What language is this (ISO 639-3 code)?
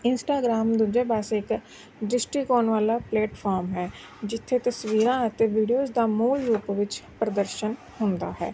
pan